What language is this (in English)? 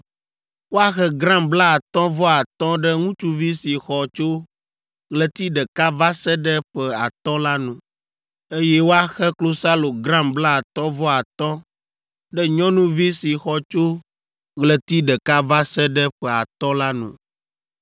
Ewe